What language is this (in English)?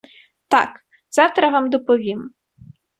Ukrainian